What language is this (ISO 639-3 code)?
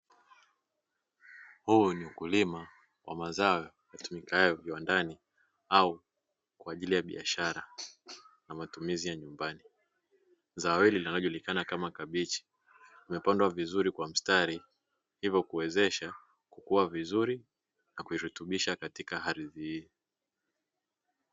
swa